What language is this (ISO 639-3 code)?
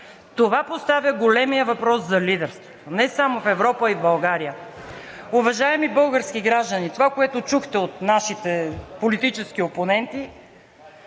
bul